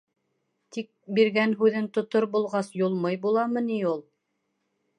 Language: Bashkir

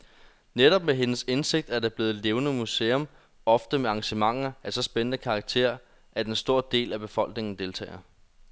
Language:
Danish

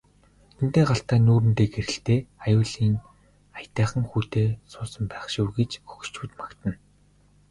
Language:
Mongolian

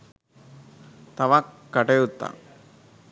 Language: Sinhala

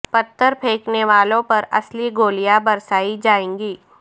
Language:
Urdu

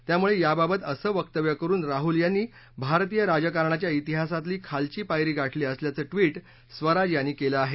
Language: Marathi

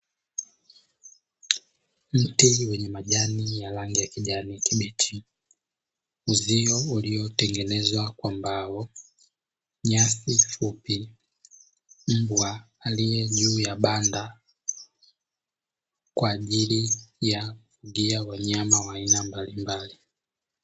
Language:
Swahili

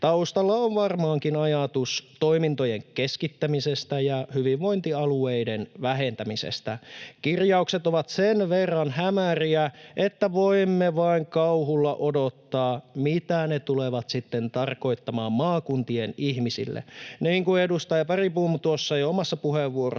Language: Finnish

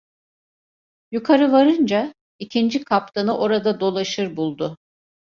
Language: Turkish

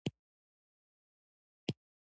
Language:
Pashto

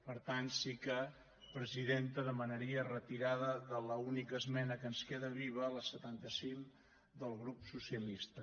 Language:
Catalan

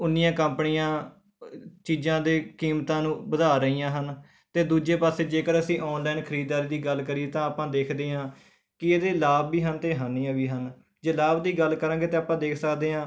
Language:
Punjabi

